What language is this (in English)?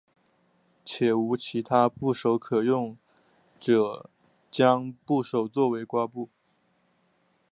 Chinese